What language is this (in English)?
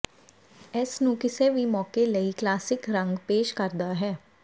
Punjabi